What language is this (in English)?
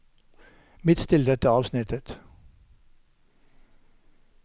Norwegian